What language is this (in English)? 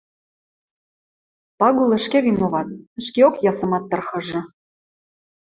Western Mari